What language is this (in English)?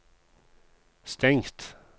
Norwegian